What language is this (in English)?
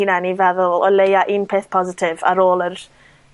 Welsh